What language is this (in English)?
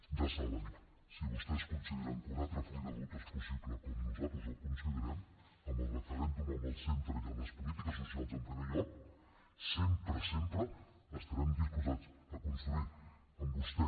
Catalan